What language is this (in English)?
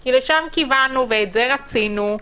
Hebrew